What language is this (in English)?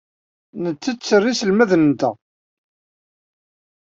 Kabyle